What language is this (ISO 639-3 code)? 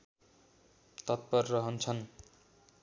nep